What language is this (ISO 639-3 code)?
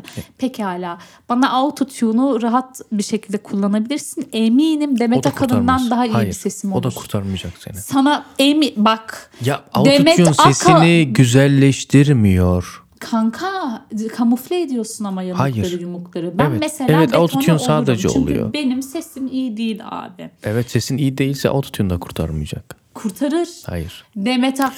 tur